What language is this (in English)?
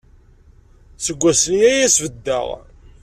Kabyle